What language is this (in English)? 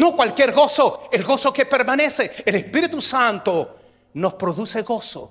Spanish